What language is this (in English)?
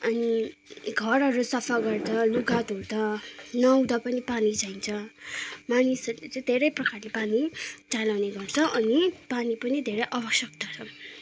Nepali